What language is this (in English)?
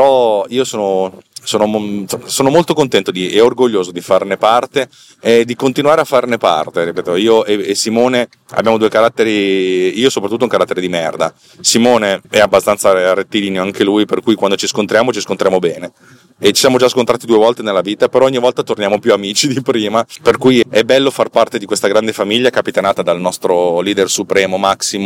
Italian